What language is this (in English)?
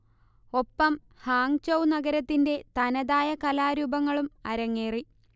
Malayalam